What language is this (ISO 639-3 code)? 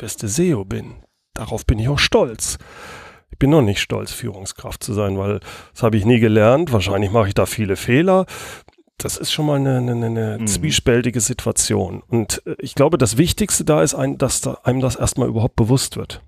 deu